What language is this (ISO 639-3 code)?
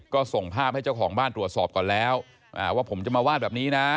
tha